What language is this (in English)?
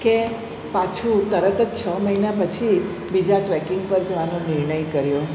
Gujarati